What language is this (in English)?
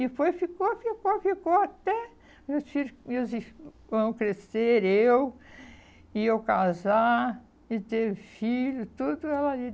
Portuguese